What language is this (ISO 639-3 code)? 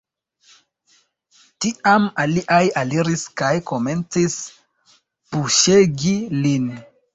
epo